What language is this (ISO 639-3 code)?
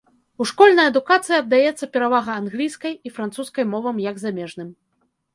bel